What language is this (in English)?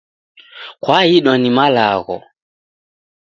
Taita